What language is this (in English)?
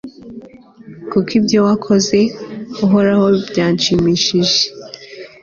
Kinyarwanda